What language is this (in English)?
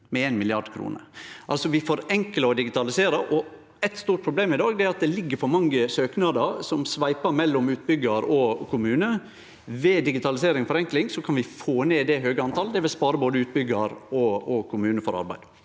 Norwegian